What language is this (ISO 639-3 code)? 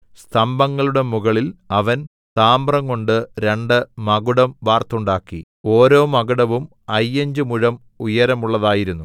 mal